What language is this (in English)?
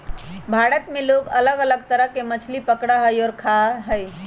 Magahi